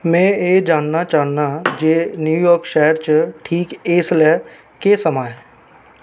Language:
Dogri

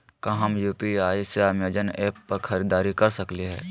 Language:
Magahi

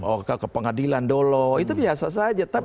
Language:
Indonesian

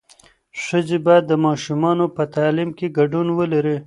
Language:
Pashto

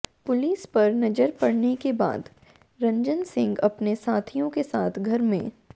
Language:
Hindi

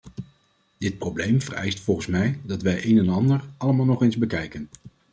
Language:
Dutch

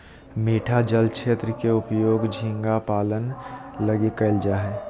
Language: Magahi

